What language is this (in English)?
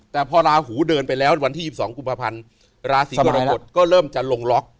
Thai